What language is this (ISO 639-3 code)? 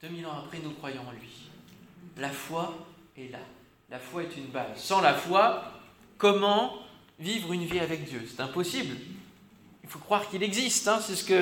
fra